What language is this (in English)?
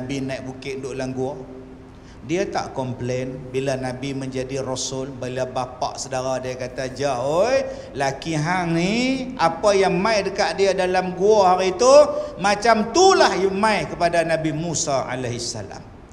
Malay